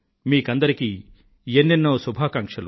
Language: Telugu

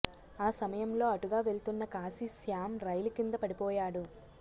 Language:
Telugu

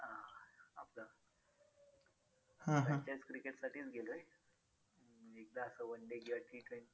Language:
Marathi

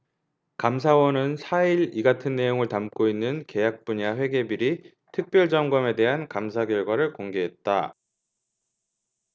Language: Korean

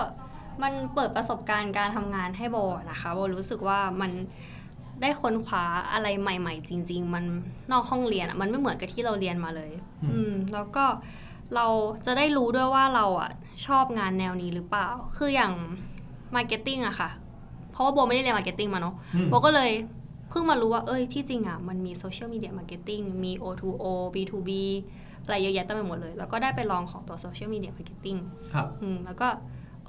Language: Thai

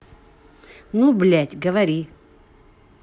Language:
Russian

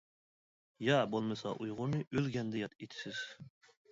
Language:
Uyghur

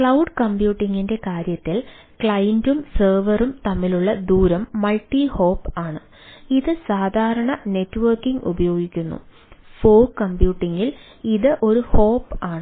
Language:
Malayalam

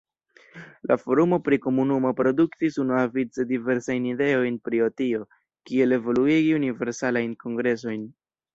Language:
Esperanto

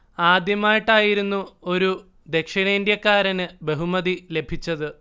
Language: Malayalam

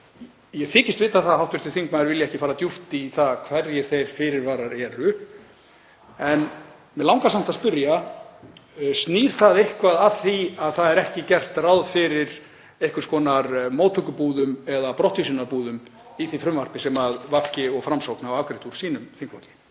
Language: Icelandic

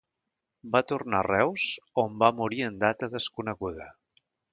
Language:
Catalan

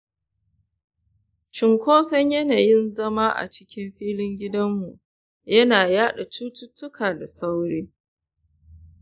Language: Hausa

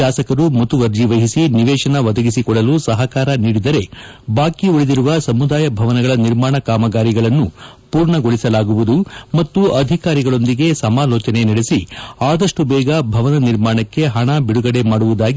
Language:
Kannada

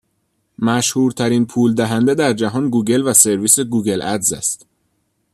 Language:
Persian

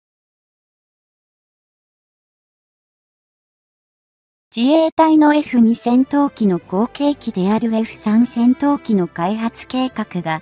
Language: Japanese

